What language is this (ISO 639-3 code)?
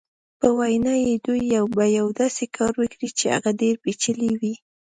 pus